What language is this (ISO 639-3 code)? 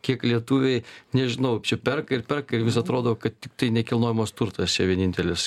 lit